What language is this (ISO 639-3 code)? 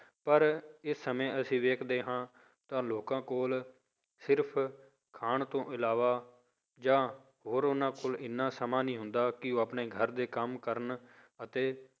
pan